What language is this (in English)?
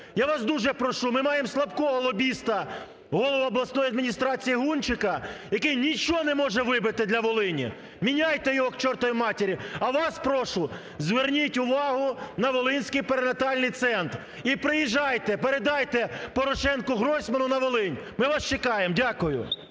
Ukrainian